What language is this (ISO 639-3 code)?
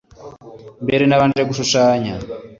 kin